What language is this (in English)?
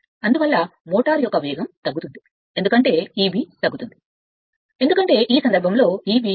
Telugu